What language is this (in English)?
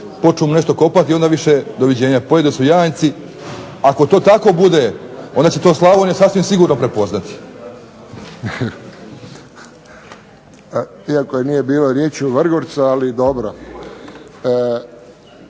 Croatian